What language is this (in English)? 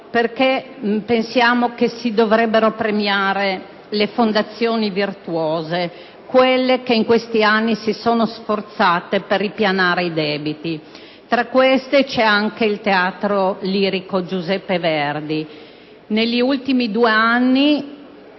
Italian